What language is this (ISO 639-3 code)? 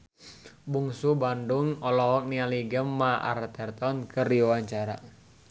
sun